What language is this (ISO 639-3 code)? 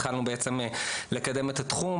heb